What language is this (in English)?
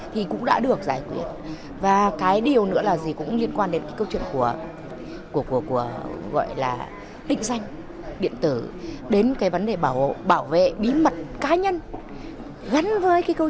Vietnamese